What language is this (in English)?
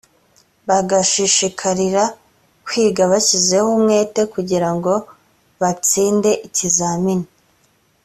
Kinyarwanda